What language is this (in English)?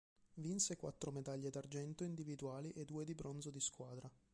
Italian